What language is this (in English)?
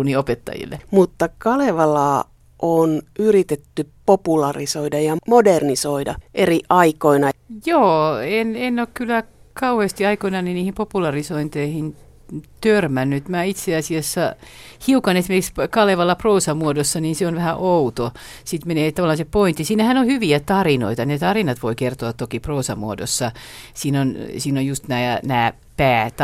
Finnish